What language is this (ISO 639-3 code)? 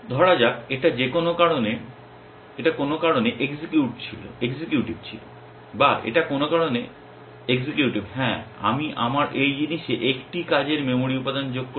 ben